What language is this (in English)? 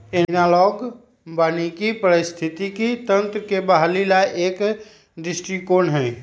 Magahi